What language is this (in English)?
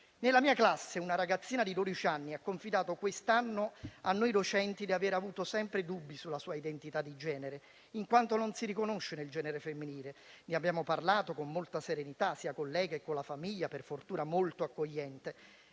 Italian